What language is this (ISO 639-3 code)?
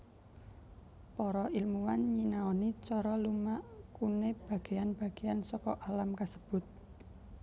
jav